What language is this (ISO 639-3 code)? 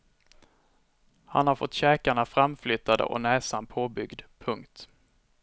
swe